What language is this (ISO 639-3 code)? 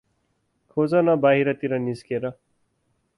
nep